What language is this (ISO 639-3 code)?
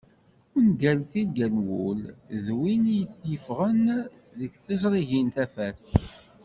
kab